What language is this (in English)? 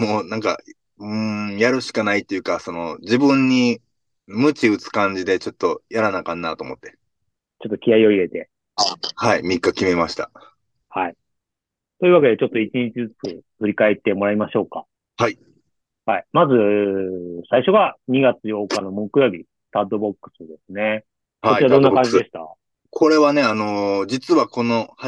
Japanese